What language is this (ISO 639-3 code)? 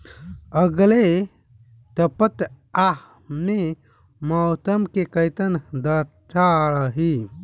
bho